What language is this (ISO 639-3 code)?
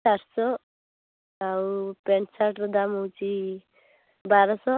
ori